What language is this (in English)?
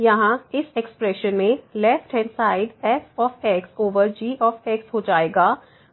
Hindi